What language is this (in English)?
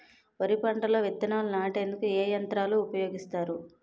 Telugu